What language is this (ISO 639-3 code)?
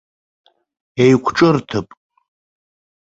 abk